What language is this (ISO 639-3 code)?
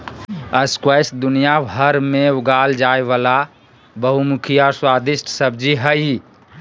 mag